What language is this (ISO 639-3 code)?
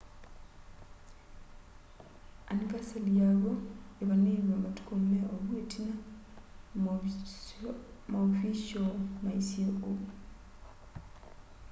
kam